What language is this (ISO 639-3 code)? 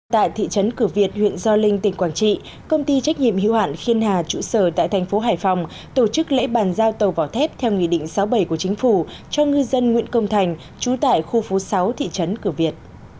vie